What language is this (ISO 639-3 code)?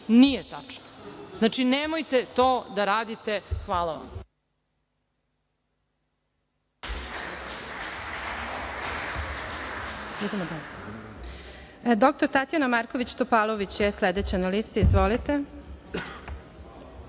srp